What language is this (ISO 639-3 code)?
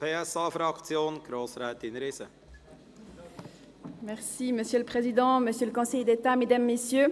gsw